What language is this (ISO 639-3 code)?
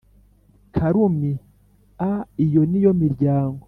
kin